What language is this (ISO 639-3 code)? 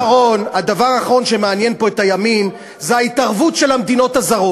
heb